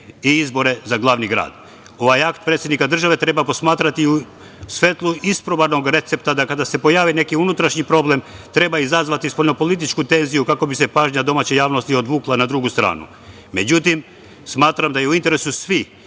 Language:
Serbian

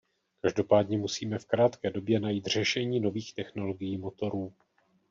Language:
Czech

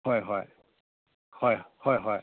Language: Manipuri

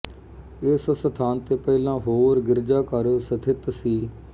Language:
Punjabi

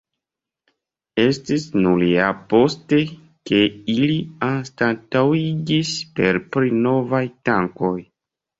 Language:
Esperanto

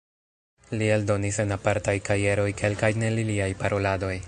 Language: Esperanto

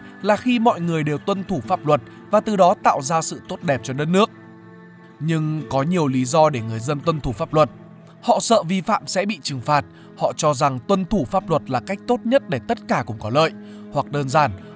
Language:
Vietnamese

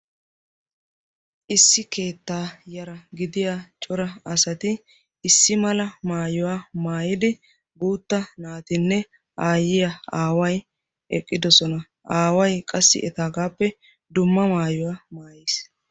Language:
Wolaytta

